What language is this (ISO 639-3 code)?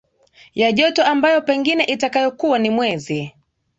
swa